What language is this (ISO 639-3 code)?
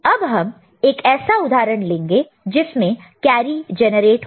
hin